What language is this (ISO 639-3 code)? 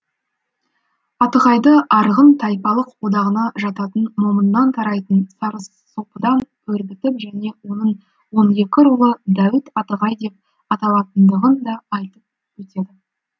kaz